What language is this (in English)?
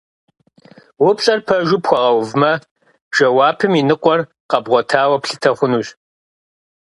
Kabardian